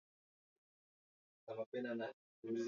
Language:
Swahili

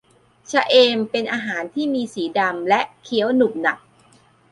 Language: Thai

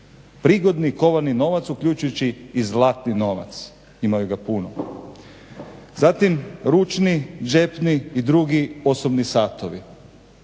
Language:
Croatian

